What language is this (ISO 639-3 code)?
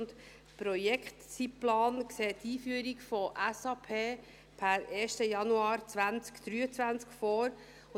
gsw